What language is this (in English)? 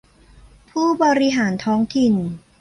Thai